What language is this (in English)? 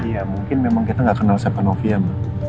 Indonesian